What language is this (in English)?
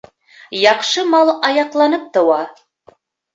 Bashkir